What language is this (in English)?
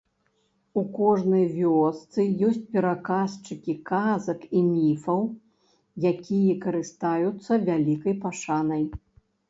Belarusian